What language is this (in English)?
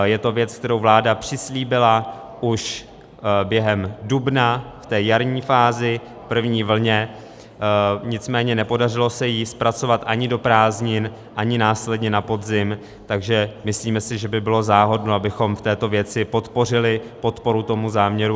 Czech